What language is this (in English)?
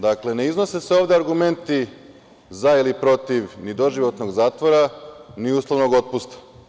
Serbian